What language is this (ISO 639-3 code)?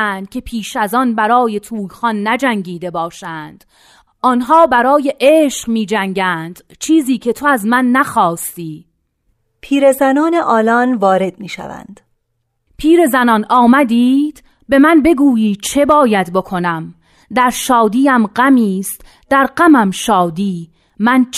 fas